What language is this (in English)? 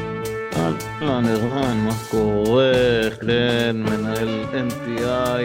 Hebrew